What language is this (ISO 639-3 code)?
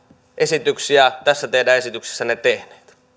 fin